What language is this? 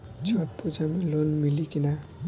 Bhojpuri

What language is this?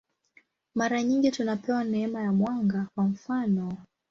Swahili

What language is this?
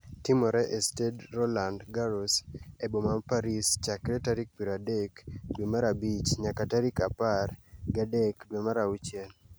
Luo (Kenya and Tanzania)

